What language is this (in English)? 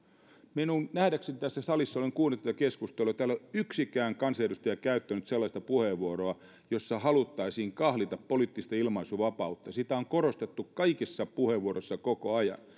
Finnish